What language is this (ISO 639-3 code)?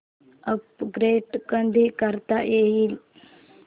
mar